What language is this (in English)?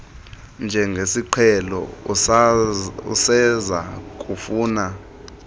Xhosa